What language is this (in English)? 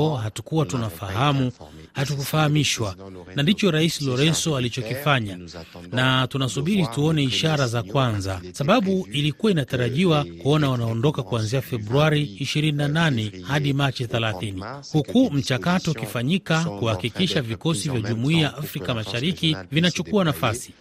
Swahili